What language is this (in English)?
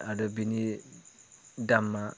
Bodo